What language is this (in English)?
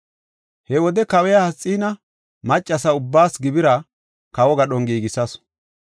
Gofa